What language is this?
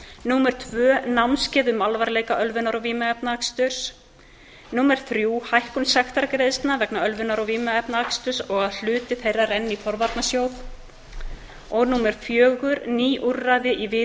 Icelandic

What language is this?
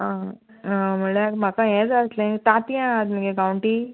Konkani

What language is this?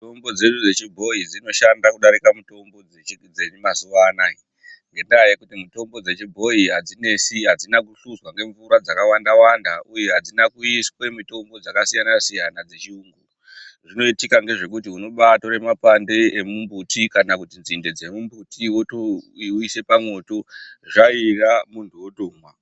Ndau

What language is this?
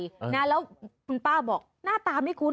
Thai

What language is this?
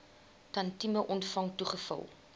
Afrikaans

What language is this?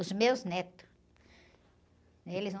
Portuguese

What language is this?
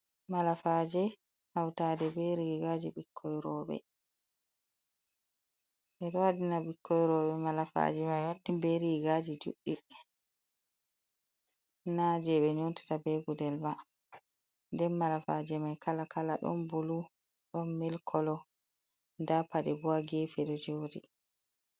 Fula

